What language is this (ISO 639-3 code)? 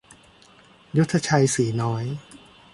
tha